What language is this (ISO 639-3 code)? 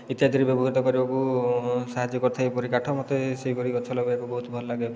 ori